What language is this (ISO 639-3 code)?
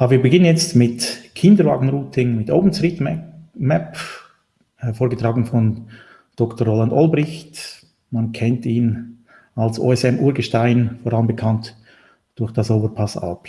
deu